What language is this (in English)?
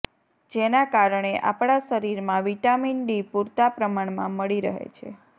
Gujarati